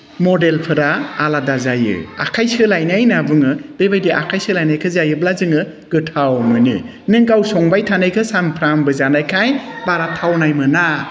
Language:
Bodo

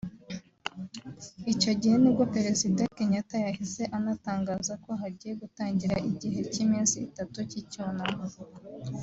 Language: Kinyarwanda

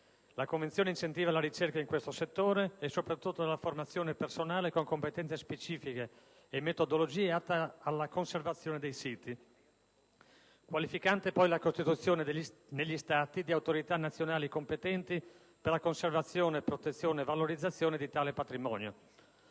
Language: Italian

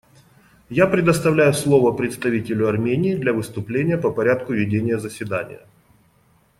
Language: Russian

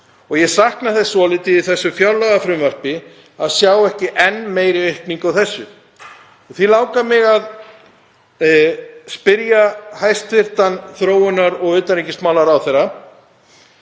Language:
Icelandic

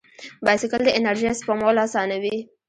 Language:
Pashto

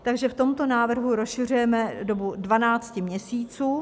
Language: Czech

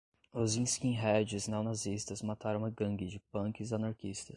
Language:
Portuguese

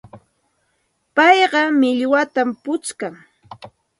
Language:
Santa Ana de Tusi Pasco Quechua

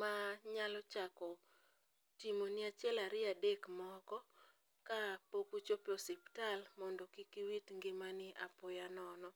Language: Luo (Kenya and Tanzania)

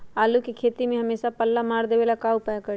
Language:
Magahi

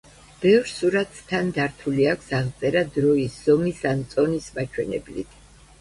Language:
Georgian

